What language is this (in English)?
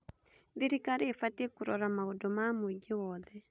Kikuyu